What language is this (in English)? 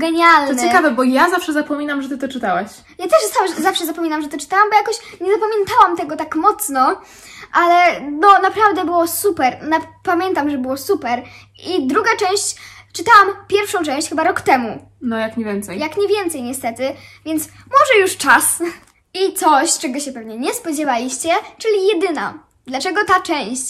Polish